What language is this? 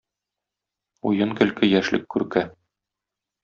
Tatar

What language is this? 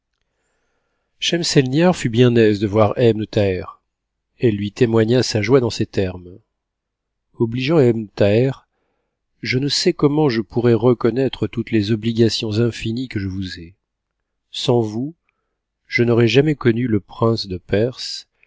French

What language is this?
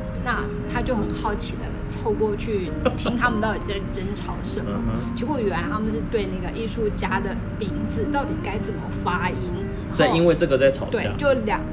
Chinese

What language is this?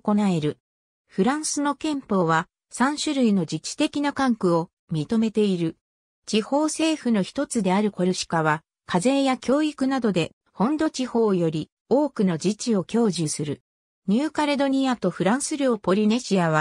Japanese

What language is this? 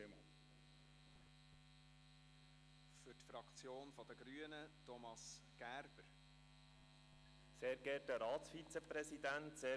Swiss German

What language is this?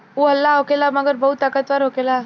Bhojpuri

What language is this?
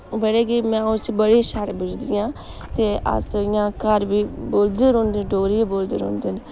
Dogri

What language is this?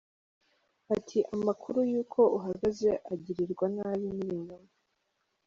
Kinyarwanda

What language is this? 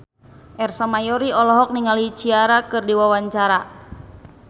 Sundanese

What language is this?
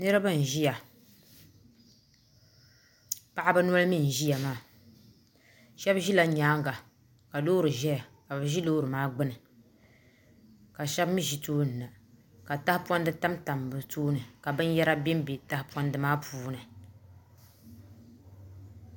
Dagbani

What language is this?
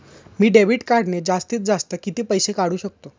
Marathi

